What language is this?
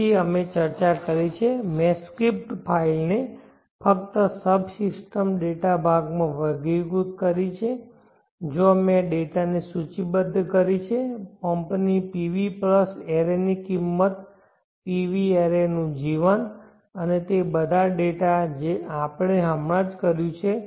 Gujarati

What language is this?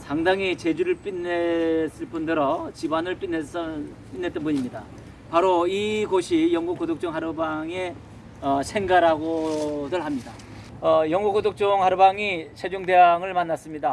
Korean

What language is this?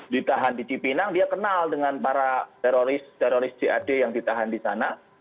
Indonesian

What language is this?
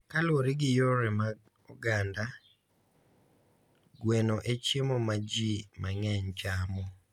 Luo (Kenya and Tanzania)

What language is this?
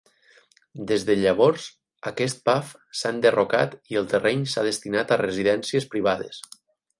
Catalan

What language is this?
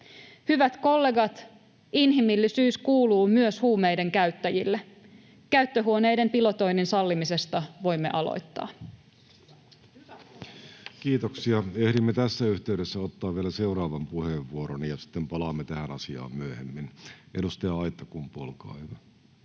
Finnish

